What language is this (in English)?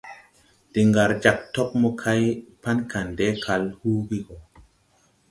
Tupuri